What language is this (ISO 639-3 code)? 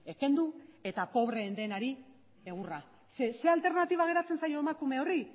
eus